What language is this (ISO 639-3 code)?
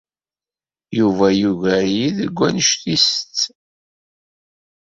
kab